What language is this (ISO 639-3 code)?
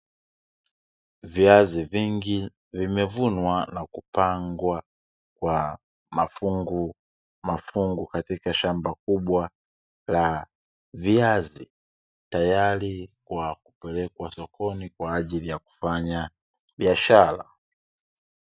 swa